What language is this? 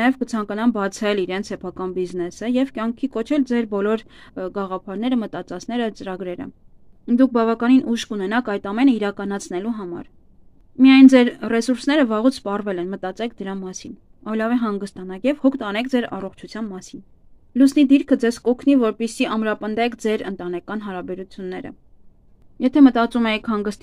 Romanian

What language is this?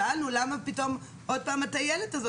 Hebrew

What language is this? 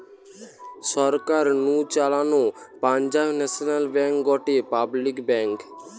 Bangla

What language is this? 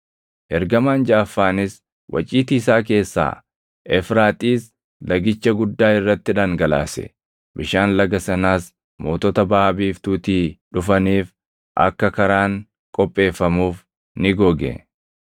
Oromo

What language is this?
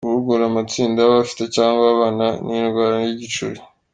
Kinyarwanda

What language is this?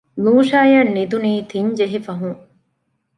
Divehi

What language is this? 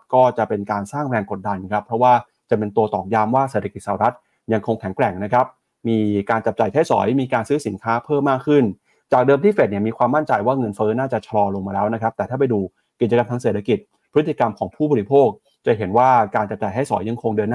Thai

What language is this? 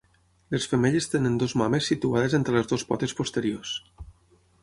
Catalan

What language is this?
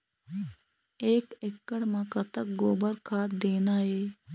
Chhattisgarhi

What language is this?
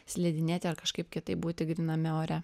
Lithuanian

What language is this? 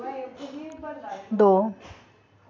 Dogri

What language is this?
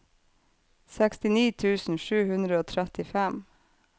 Norwegian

